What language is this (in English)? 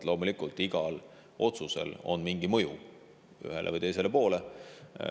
Estonian